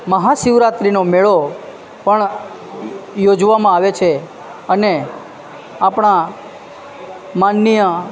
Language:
Gujarati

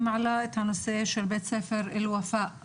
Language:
Hebrew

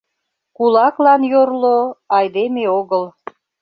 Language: Mari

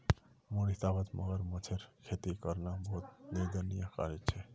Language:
Magahi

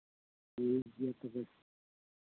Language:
Santali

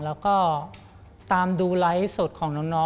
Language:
Thai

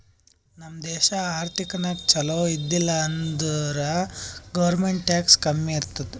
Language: Kannada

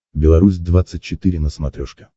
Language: Russian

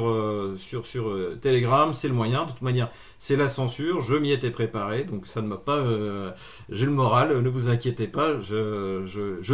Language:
French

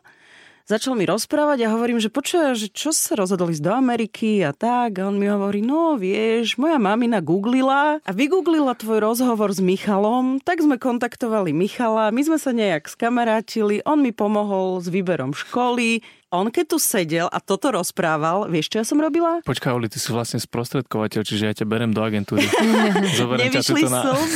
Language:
Slovak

